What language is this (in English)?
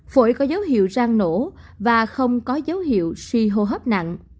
Vietnamese